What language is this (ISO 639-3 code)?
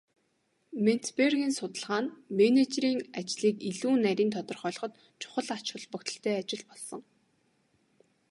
mon